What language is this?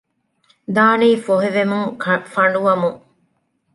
Divehi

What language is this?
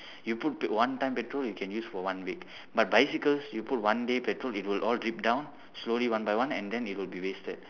English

